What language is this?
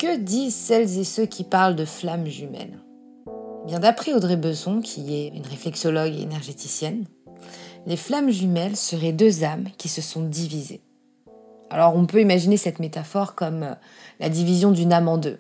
French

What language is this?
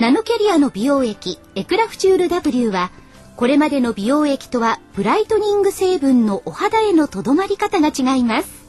Japanese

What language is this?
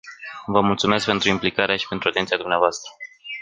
Romanian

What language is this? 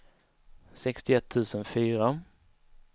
Swedish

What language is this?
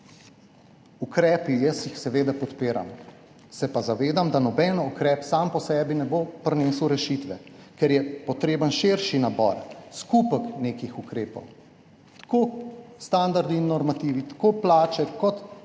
Slovenian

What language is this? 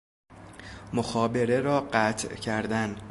Persian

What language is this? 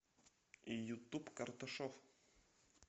Russian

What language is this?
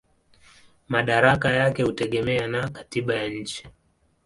Swahili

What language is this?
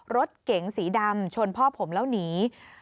Thai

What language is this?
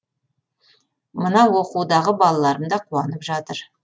Kazakh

